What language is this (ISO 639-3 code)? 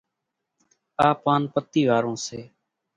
gjk